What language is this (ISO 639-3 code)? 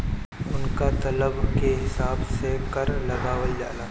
bho